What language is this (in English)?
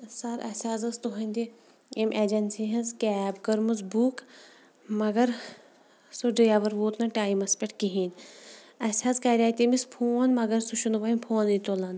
Kashmiri